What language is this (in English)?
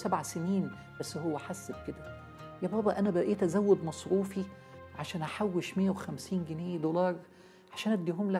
Arabic